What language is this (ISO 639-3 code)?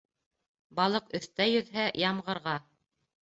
bak